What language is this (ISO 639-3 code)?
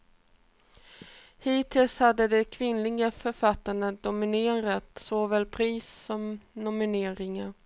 swe